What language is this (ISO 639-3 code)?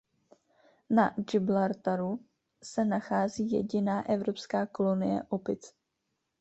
ces